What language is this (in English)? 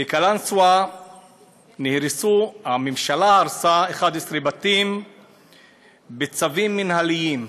Hebrew